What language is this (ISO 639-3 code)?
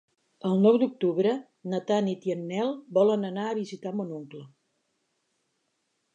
cat